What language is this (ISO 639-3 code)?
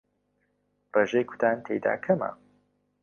ckb